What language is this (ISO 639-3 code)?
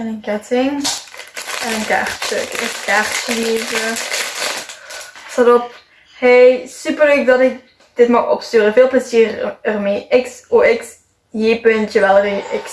nld